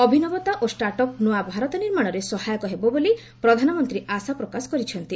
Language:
Odia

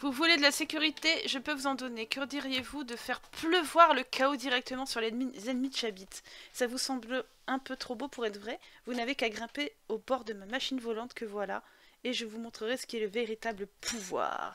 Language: French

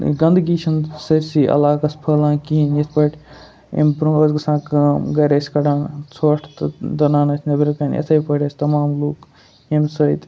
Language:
Kashmiri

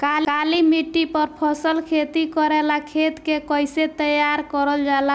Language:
Bhojpuri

